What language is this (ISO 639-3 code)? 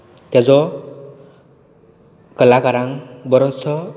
kok